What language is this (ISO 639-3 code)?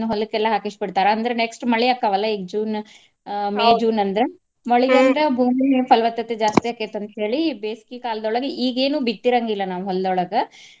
kan